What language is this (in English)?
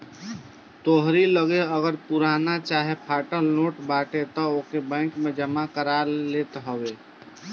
Bhojpuri